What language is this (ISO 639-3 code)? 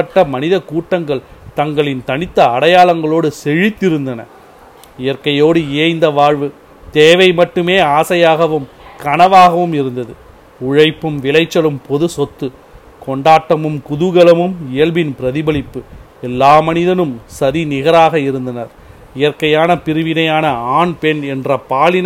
tam